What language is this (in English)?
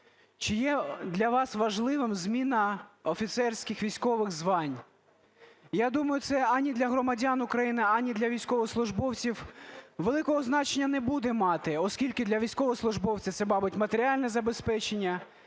Ukrainian